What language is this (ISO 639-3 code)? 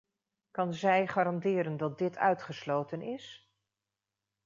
nld